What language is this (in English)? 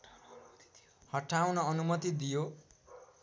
Nepali